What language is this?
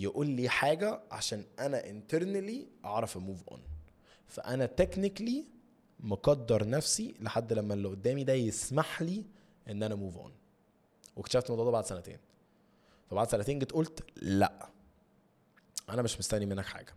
Arabic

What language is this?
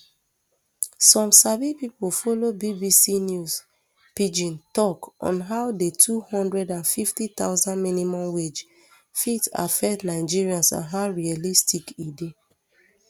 Nigerian Pidgin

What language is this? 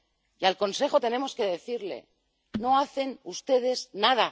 Spanish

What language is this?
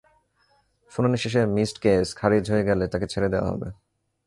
Bangla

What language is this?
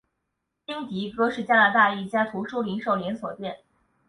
Chinese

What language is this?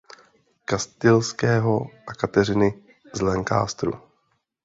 Czech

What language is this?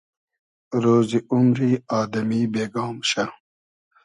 Hazaragi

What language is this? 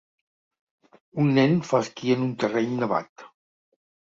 Catalan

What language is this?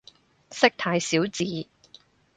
Cantonese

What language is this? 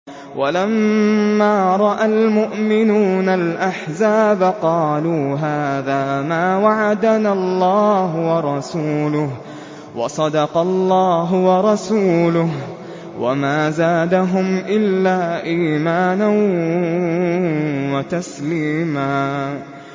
Arabic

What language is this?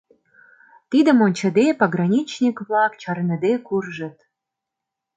Mari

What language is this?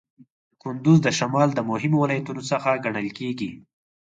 Pashto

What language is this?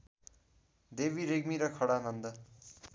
Nepali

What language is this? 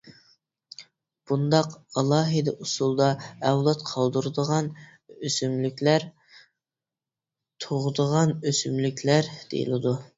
Uyghur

